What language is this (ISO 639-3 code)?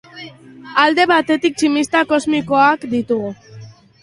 eus